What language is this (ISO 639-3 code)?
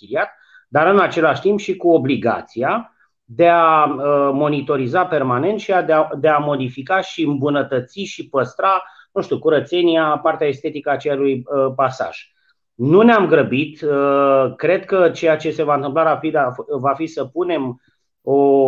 ron